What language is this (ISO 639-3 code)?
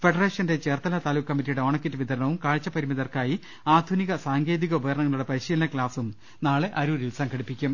mal